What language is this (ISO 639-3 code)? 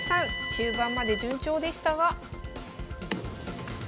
jpn